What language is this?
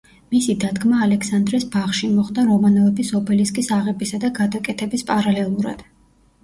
Georgian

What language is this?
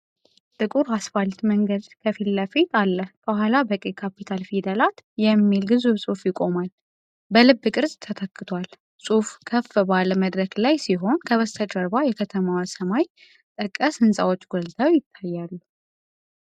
Amharic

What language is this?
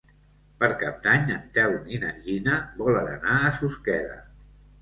Catalan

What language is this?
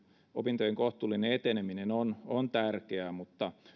Finnish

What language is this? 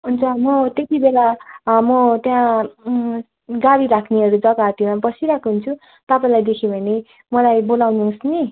Nepali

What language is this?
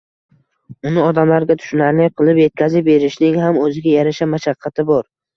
Uzbek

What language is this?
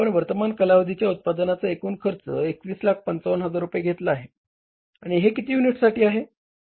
Marathi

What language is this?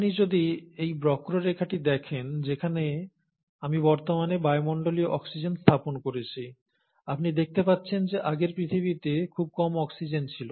Bangla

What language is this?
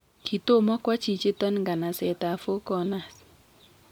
Kalenjin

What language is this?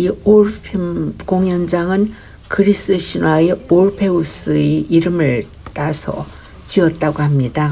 Korean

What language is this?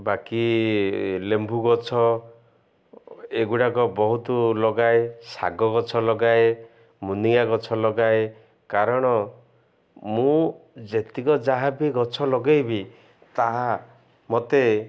Odia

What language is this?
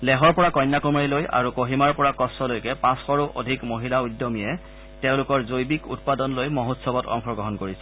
Assamese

